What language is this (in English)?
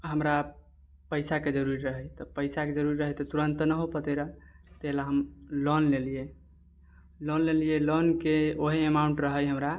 Maithili